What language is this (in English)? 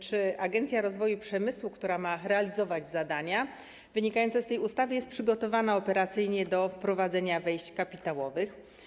Polish